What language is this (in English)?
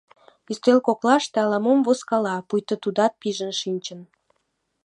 Mari